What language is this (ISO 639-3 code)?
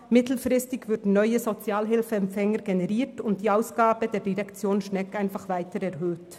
gsw